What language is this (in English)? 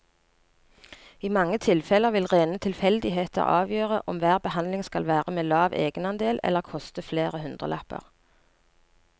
Norwegian